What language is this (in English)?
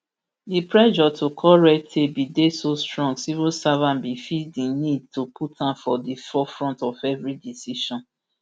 Nigerian Pidgin